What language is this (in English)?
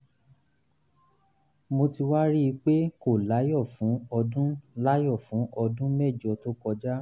Yoruba